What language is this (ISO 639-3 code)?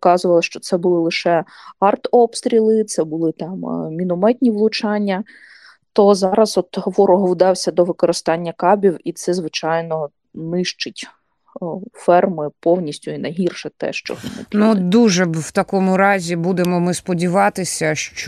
ukr